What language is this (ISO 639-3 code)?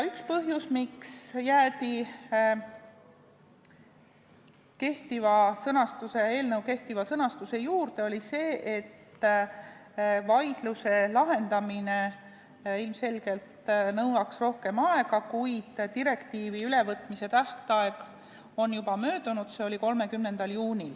est